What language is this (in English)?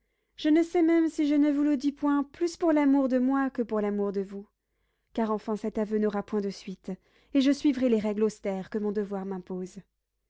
French